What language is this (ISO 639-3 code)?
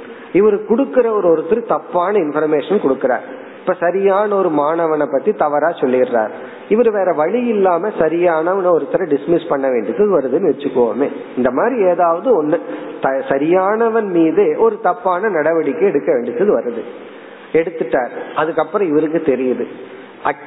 tam